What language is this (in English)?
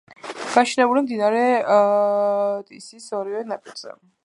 Georgian